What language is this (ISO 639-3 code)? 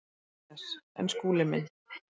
isl